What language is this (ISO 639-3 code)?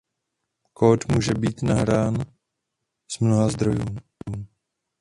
ces